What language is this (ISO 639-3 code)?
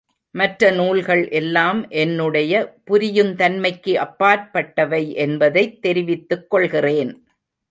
tam